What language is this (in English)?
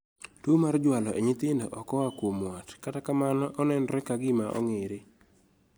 Luo (Kenya and Tanzania)